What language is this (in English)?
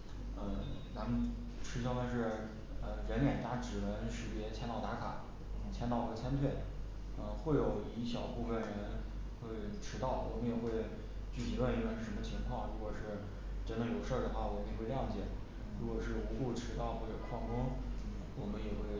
Chinese